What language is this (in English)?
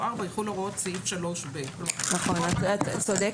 Hebrew